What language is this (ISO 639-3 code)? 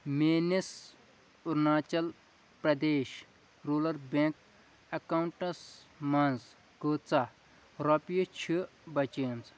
kas